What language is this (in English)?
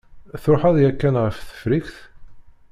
Kabyle